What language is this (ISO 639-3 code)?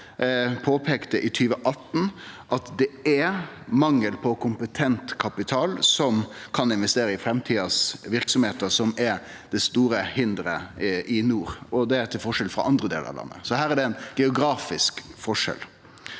nor